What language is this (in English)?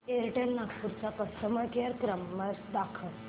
Marathi